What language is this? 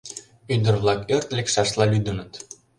Mari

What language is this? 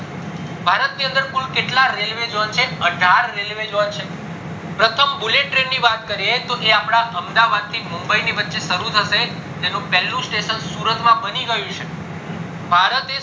Gujarati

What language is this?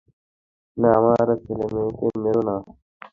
Bangla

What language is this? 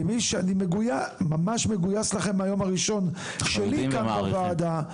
Hebrew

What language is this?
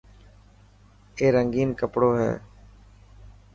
Dhatki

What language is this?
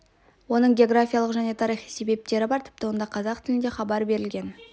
Kazakh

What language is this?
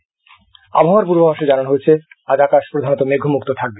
Bangla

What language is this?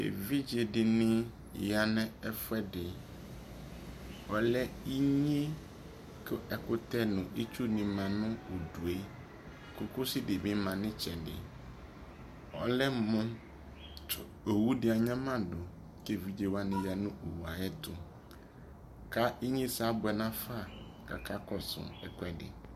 Ikposo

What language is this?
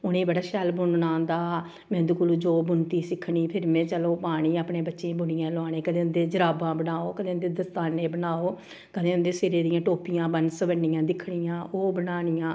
Dogri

